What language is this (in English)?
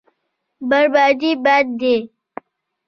Pashto